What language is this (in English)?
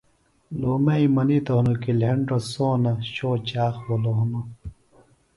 Phalura